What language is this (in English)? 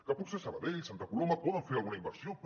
Catalan